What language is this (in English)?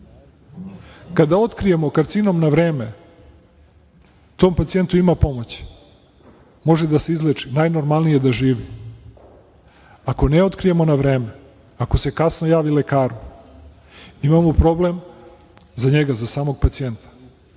Serbian